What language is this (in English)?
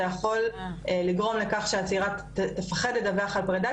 Hebrew